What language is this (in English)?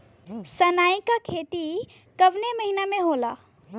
Bhojpuri